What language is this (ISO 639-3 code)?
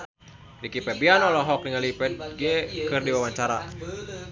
sun